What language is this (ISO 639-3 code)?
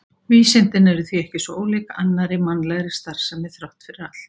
isl